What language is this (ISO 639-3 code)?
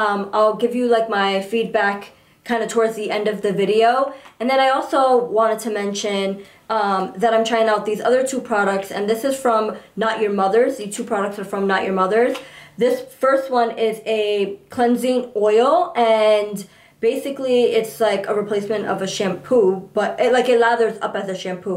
eng